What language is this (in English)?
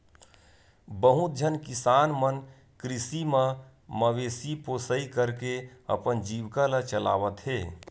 Chhattisgarhi